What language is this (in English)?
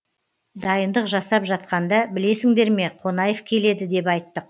Kazakh